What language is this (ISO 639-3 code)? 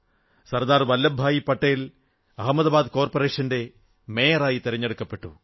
mal